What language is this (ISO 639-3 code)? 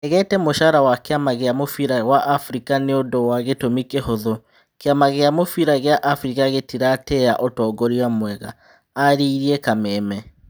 kik